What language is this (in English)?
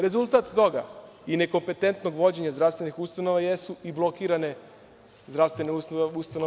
Serbian